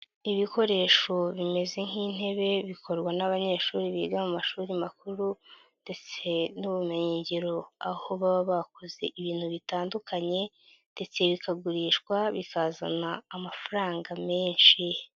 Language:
Kinyarwanda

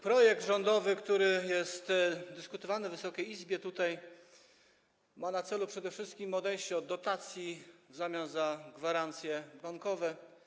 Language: Polish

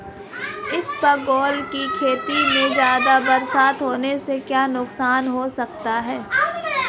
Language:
Hindi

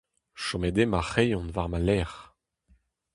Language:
Breton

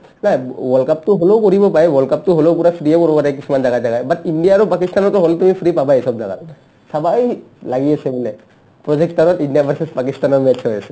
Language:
Assamese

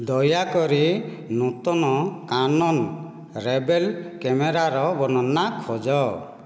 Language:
Odia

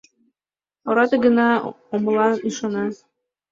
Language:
Mari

